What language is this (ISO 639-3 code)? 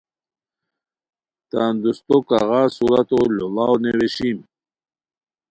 khw